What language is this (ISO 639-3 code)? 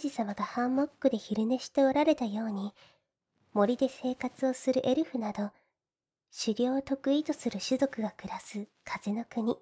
jpn